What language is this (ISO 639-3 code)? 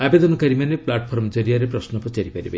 ori